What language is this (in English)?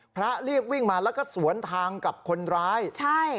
Thai